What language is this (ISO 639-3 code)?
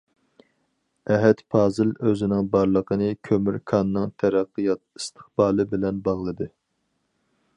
uig